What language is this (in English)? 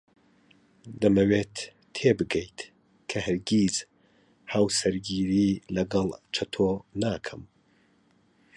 Central Kurdish